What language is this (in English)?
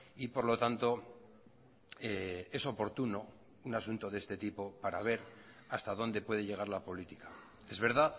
Spanish